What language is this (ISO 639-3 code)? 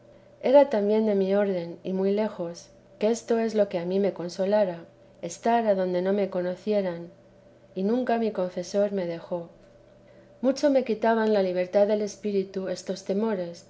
spa